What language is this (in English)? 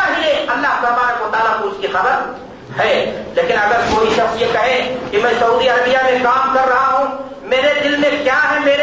Urdu